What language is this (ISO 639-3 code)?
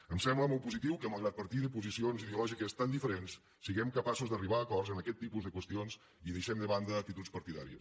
cat